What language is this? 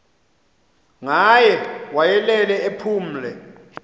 Xhosa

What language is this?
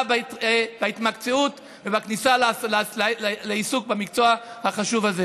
Hebrew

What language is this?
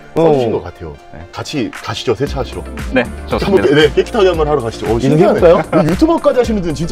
Korean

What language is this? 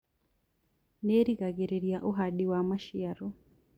Kikuyu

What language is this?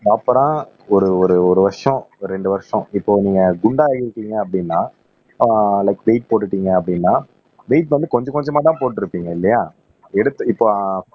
Tamil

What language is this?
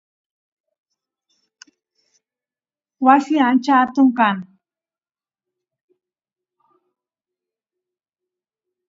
Spanish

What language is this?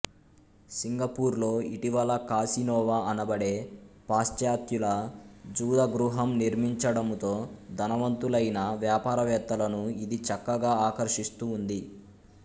Telugu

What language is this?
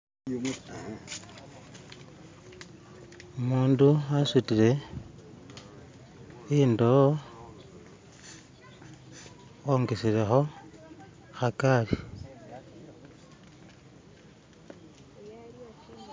Masaaba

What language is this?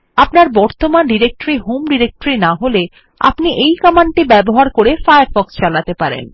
Bangla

